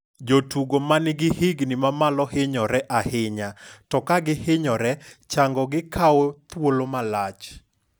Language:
Luo (Kenya and Tanzania)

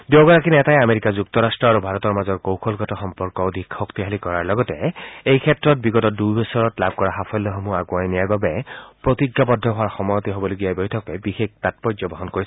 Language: Assamese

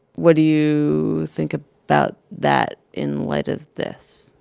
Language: English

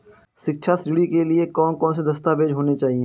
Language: Hindi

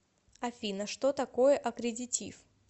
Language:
Russian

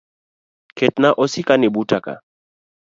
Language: Luo (Kenya and Tanzania)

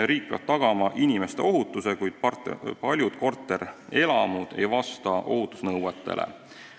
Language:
Estonian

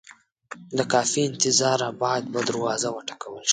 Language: Pashto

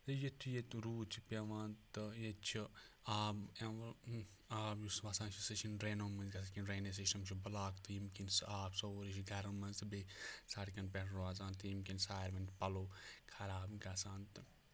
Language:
Kashmiri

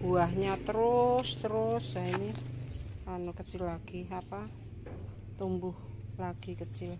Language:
Indonesian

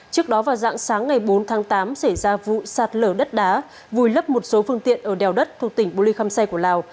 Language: Vietnamese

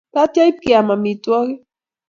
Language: Kalenjin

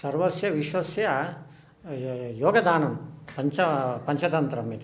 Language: Sanskrit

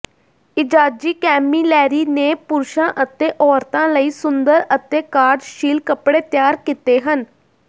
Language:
Punjabi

